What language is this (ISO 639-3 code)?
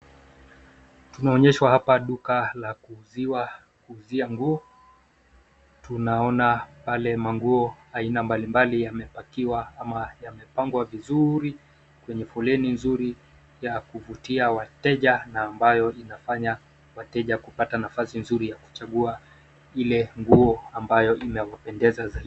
swa